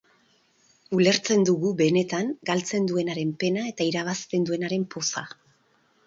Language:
Basque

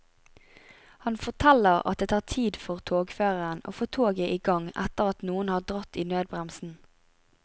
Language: Norwegian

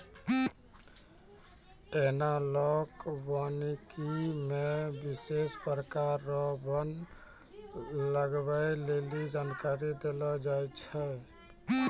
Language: Maithili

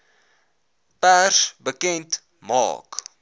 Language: Afrikaans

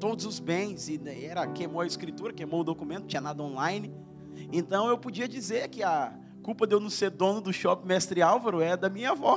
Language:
Portuguese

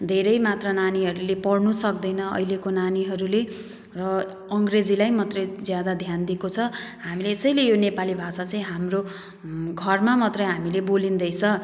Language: Nepali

